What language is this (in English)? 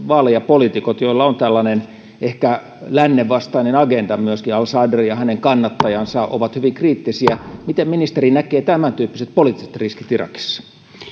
Finnish